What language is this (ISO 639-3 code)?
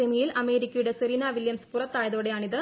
mal